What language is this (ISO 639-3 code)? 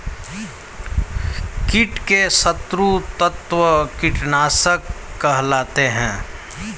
hin